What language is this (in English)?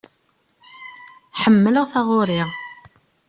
Kabyle